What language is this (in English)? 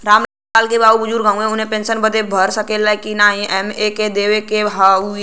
Bhojpuri